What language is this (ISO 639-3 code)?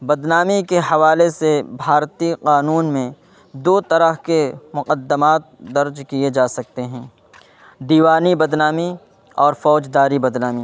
urd